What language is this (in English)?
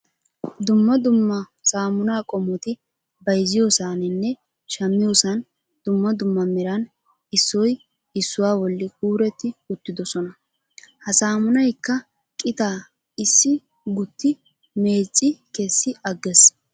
Wolaytta